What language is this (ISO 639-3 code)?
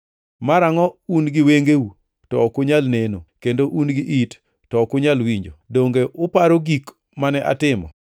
luo